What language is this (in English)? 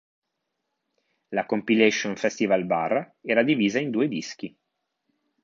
Italian